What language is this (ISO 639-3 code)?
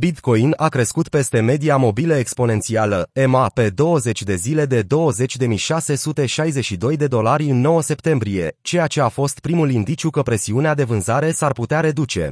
ron